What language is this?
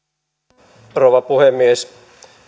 Finnish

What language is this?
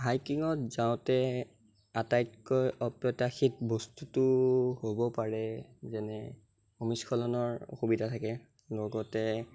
Assamese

